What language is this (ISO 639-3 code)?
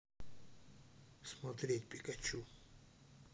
rus